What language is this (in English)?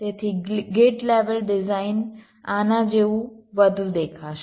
Gujarati